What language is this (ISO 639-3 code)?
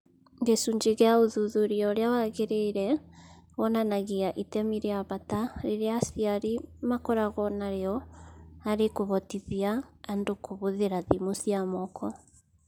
kik